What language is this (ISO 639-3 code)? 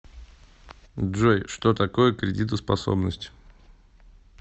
rus